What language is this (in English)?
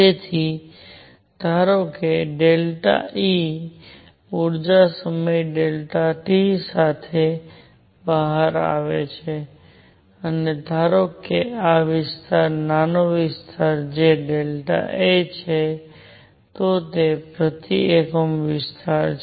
Gujarati